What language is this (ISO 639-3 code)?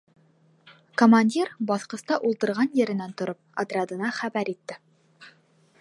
bak